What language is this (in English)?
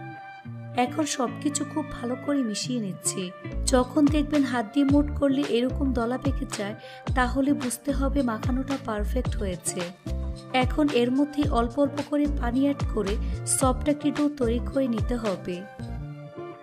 Bangla